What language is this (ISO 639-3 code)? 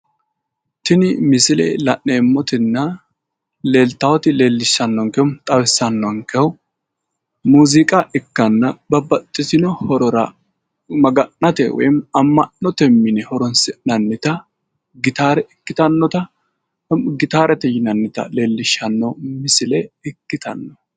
sid